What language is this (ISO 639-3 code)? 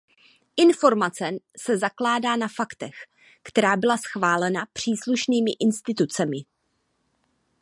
ces